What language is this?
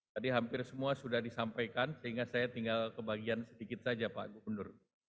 Indonesian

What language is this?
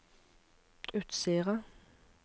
Norwegian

